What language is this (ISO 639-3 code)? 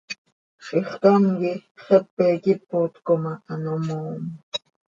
sei